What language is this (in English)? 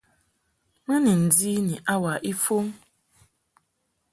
Mungaka